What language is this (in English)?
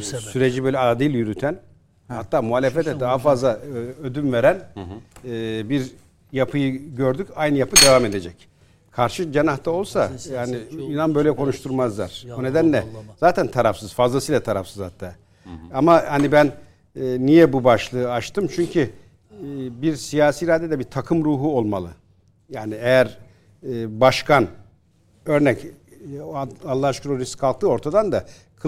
Turkish